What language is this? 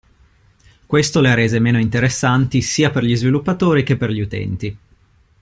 Italian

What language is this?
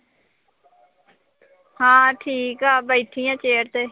Punjabi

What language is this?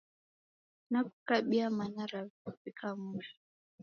Taita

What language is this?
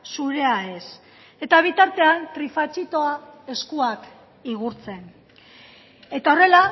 Basque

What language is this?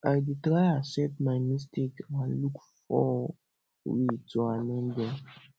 Nigerian Pidgin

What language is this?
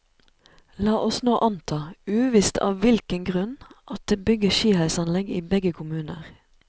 Norwegian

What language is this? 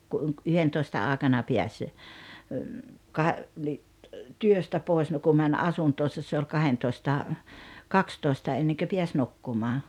Finnish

